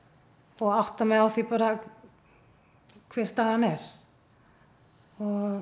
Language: Icelandic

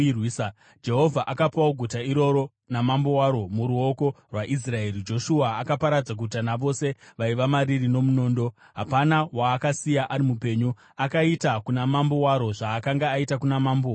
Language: Shona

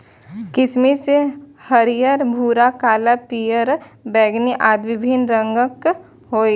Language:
Maithili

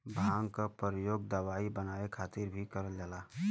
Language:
Bhojpuri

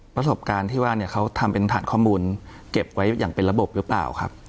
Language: Thai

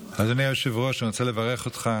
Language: Hebrew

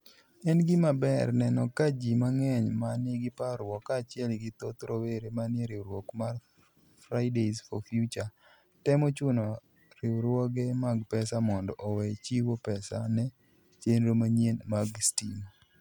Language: Luo (Kenya and Tanzania)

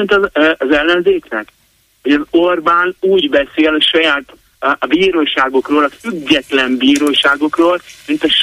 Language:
Hungarian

